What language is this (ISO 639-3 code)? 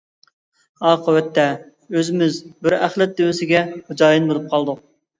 uig